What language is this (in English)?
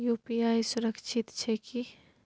Maithili